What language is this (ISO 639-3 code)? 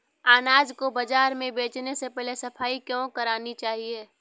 hin